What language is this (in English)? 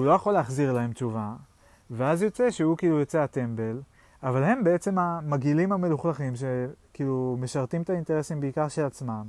Hebrew